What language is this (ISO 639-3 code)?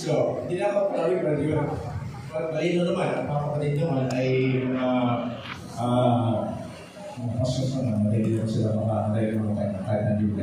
fil